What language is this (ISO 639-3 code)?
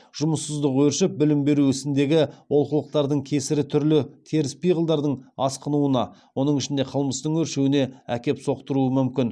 kaz